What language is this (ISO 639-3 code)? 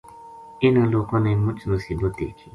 gju